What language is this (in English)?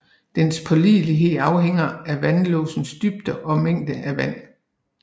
Danish